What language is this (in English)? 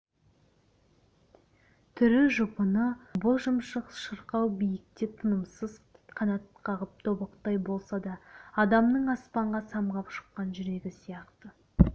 Kazakh